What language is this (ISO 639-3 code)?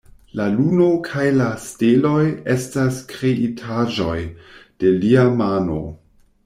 epo